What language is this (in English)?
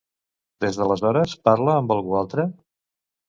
Catalan